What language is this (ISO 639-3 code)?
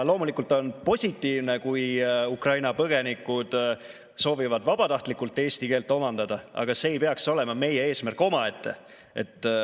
est